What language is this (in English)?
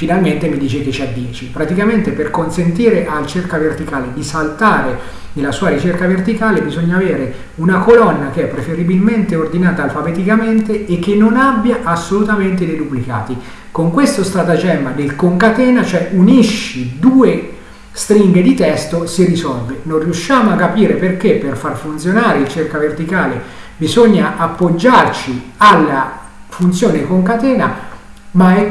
Italian